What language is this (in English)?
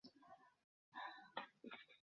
Bangla